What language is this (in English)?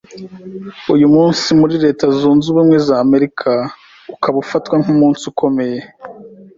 Kinyarwanda